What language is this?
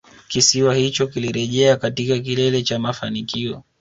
Swahili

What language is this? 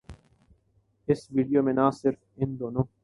Urdu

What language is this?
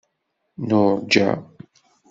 Kabyle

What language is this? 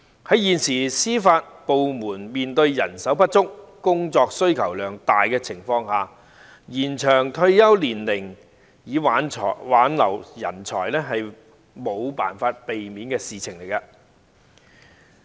Cantonese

